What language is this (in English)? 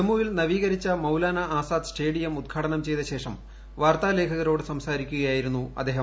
Malayalam